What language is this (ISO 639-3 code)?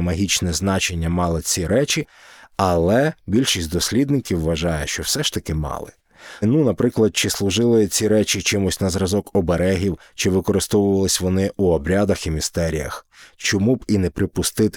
ukr